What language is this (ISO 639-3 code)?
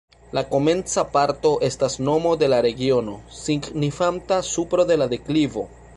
epo